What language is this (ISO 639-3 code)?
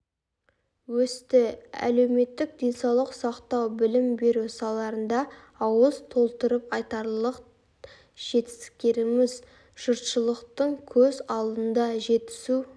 kaz